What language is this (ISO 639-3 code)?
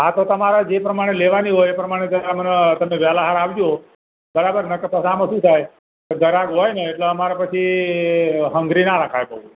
guj